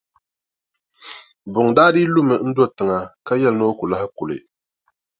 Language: Dagbani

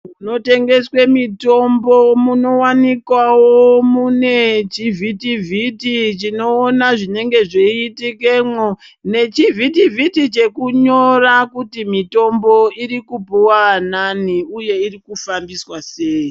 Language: Ndau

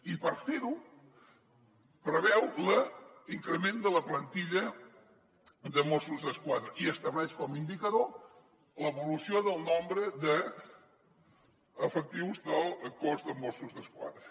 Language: Catalan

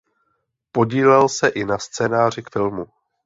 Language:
Czech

